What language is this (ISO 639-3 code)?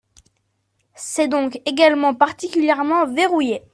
fra